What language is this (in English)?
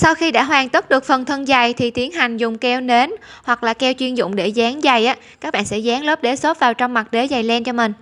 Vietnamese